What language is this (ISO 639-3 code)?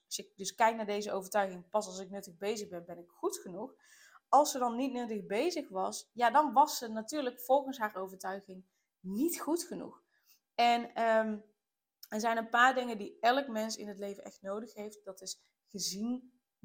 nld